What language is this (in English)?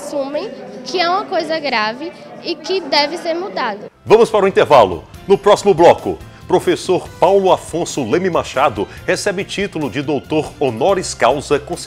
Portuguese